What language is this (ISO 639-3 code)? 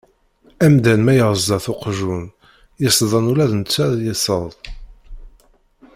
kab